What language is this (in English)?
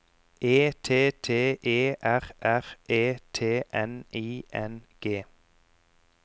Norwegian